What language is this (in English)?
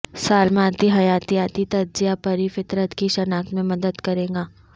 Urdu